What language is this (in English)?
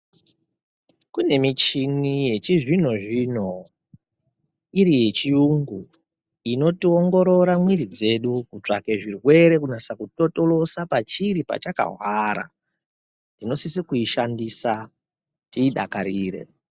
Ndau